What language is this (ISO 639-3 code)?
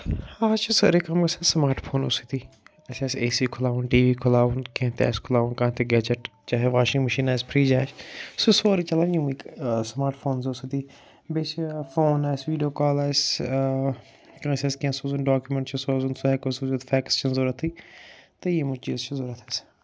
kas